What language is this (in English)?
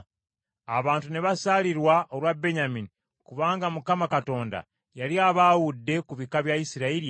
Ganda